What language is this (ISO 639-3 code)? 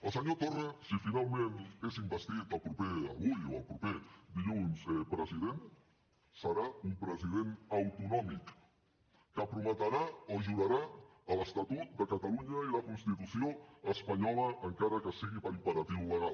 cat